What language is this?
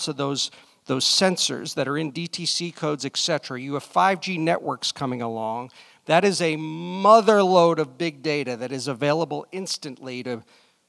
English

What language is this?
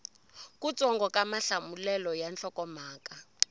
Tsonga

